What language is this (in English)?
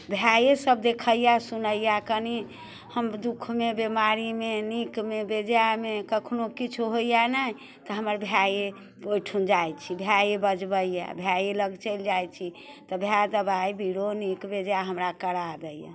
Maithili